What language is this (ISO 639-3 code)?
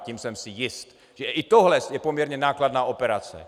ces